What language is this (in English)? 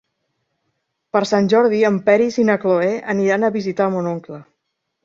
Catalan